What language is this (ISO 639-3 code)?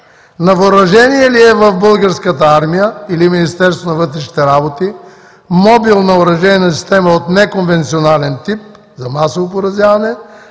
bul